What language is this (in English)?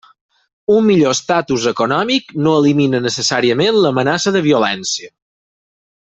Catalan